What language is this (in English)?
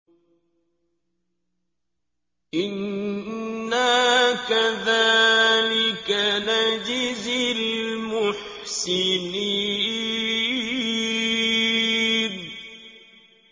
Arabic